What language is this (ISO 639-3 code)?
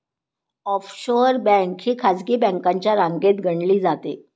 mar